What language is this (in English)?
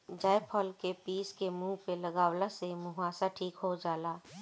Bhojpuri